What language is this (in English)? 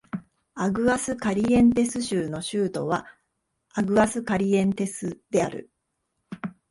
Japanese